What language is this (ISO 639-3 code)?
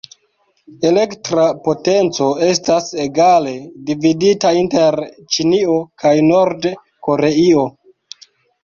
epo